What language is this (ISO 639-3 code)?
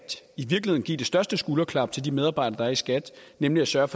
dan